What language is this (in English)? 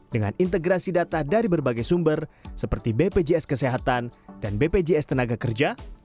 Indonesian